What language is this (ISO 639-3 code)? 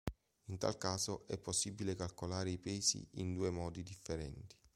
ita